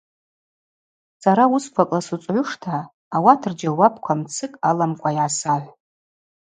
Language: Abaza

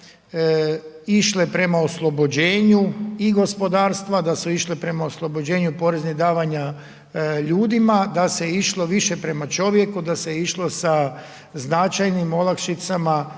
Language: Croatian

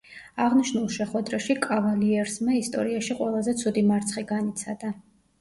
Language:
Georgian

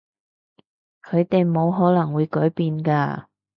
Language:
Cantonese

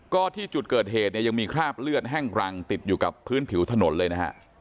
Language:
Thai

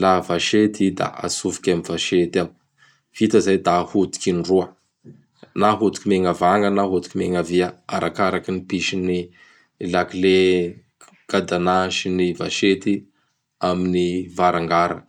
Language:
Bara Malagasy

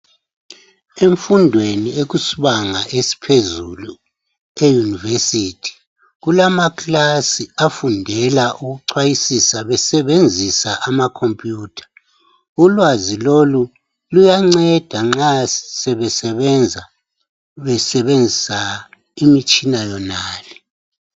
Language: North Ndebele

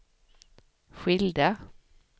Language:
Swedish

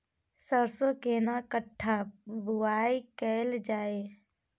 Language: Maithili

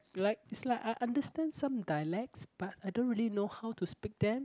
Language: English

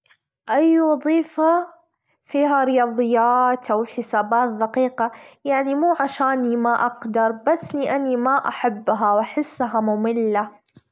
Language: Gulf Arabic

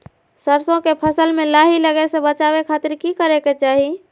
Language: Magahi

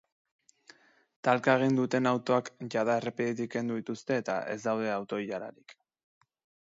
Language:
Basque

